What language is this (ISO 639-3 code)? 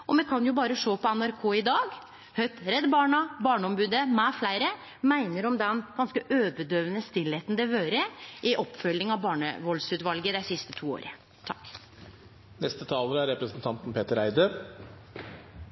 nor